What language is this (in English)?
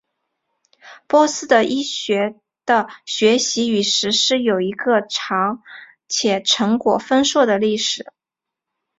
Chinese